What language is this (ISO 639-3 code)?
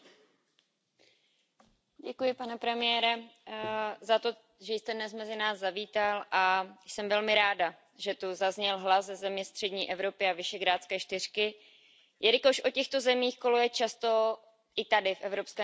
ces